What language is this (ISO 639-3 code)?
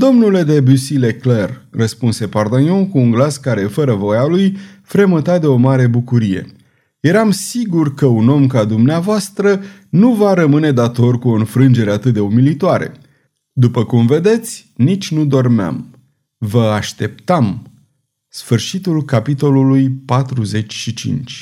ron